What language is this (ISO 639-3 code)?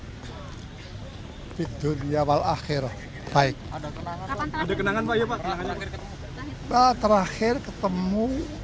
ind